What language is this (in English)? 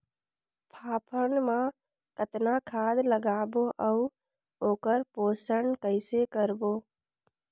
Chhattisgarhi